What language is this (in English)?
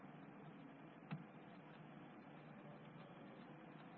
Hindi